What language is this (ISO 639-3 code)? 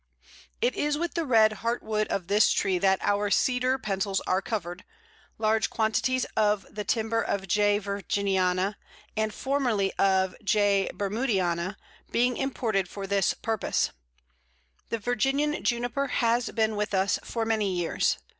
eng